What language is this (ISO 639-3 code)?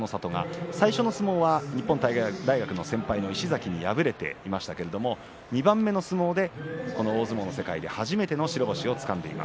jpn